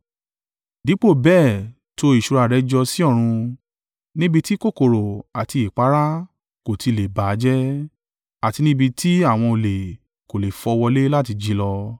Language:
Yoruba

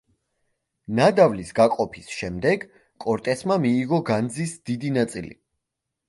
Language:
Georgian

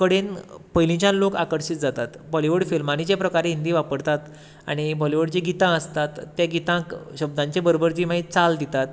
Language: Konkani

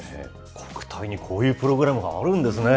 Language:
Japanese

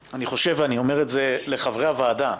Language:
Hebrew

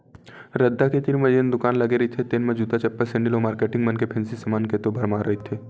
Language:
Chhattisgarhi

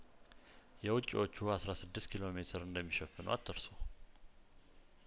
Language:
Amharic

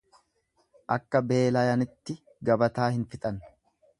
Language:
Oromo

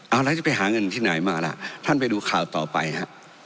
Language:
Thai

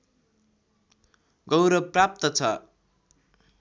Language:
Nepali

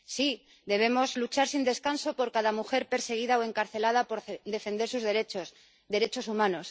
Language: Spanish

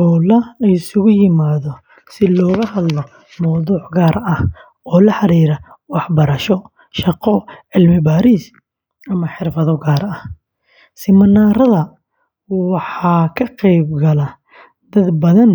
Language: Somali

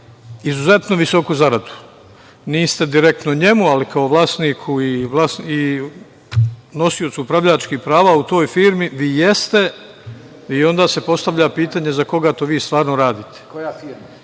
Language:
Serbian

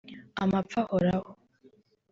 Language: Kinyarwanda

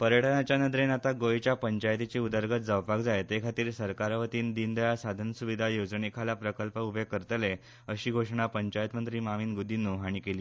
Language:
Konkani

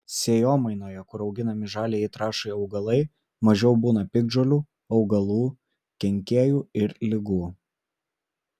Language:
Lithuanian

